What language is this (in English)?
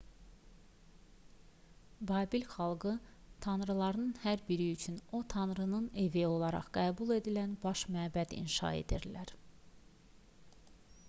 Azerbaijani